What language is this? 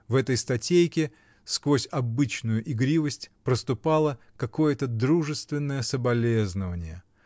Russian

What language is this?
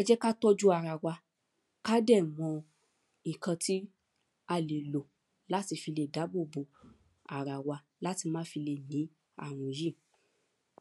Yoruba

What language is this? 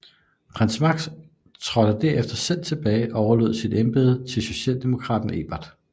Danish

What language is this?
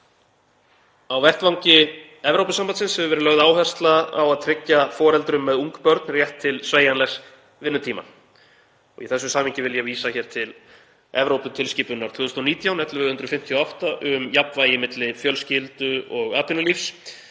Icelandic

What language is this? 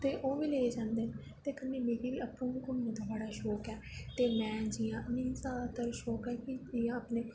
Dogri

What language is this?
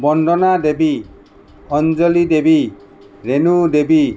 Assamese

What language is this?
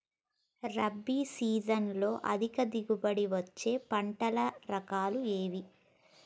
Telugu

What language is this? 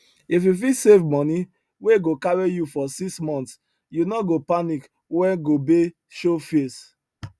Nigerian Pidgin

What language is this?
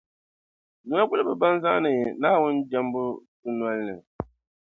Dagbani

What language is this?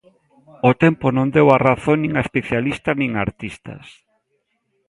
Galician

